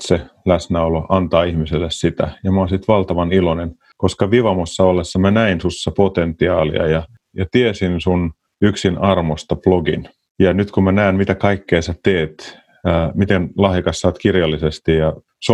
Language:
Finnish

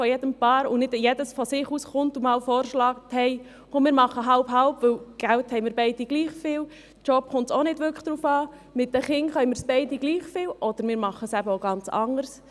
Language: Swiss German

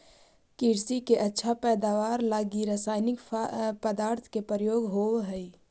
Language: Magahi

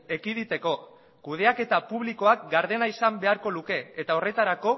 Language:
Basque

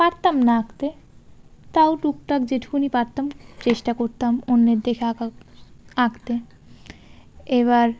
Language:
Bangla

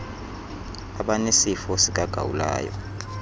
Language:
Xhosa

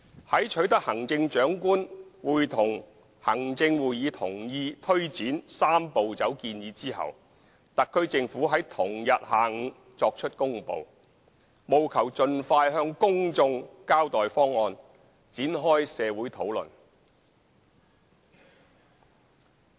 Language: Cantonese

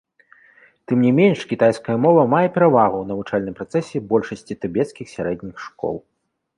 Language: Belarusian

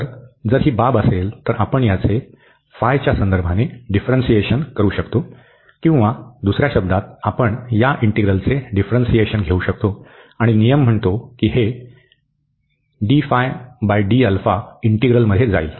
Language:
Marathi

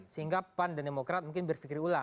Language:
Indonesian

